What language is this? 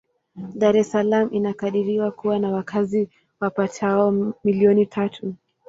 Swahili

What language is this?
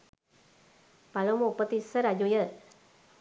Sinhala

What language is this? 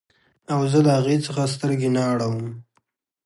Pashto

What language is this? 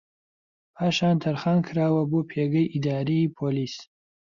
Central Kurdish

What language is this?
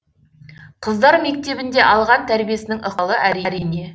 Kazakh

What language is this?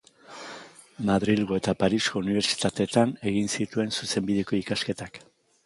Basque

